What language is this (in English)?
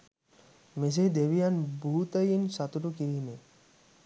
Sinhala